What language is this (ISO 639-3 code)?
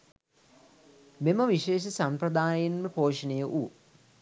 sin